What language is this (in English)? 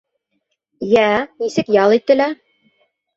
Bashkir